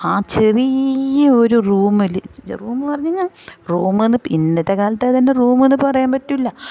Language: Malayalam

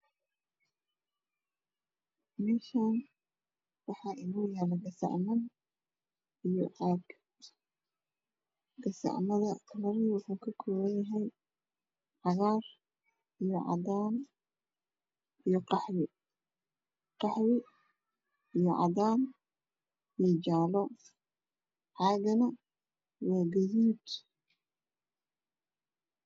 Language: Somali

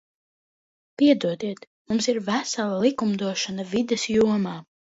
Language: Latvian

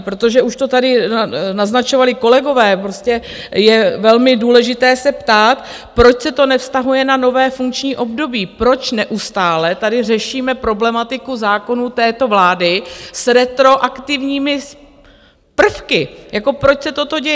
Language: Czech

